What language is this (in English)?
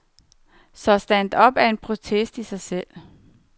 Danish